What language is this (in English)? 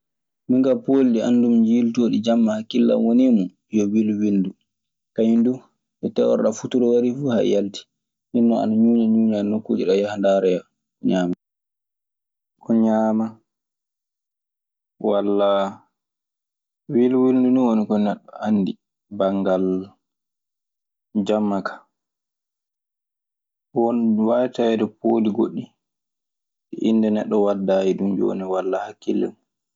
Maasina Fulfulde